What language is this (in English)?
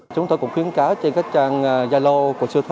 Vietnamese